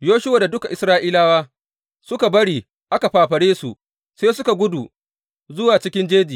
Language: Hausa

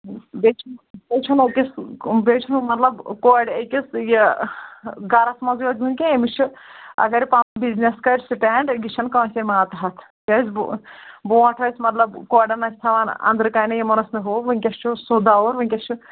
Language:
Kashmiri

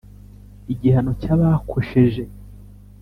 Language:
Kinyarwanda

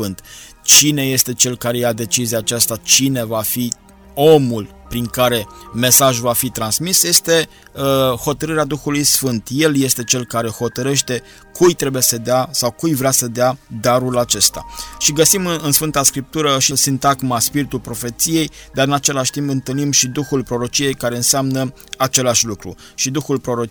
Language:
Romanian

